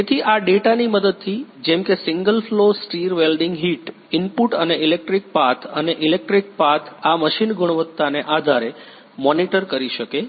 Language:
Gujarati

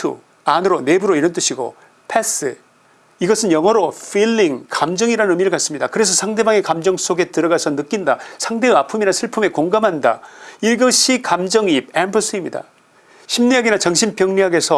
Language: Korean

